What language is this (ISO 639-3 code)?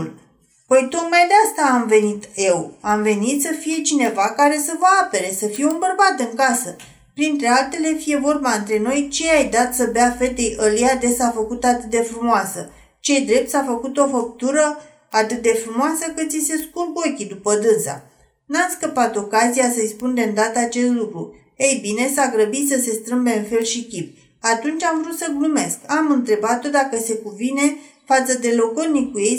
ron